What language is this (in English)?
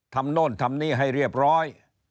Thai